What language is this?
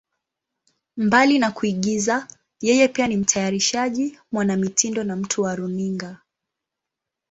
Swahili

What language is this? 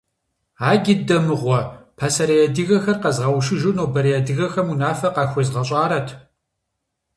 Kabardian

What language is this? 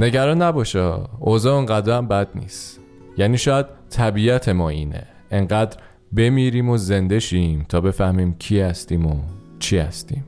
Persian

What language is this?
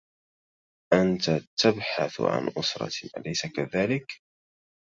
Arabic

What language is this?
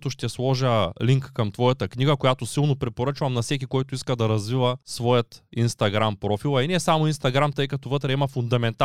Bulgarian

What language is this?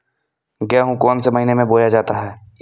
Hindi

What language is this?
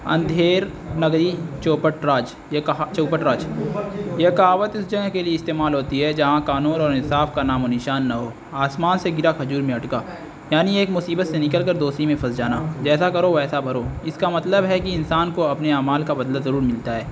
Urdu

